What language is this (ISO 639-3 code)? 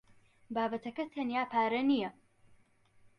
ckb